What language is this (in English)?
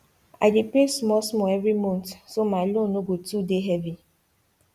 Nigerian Pidgin